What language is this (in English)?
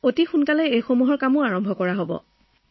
Assamese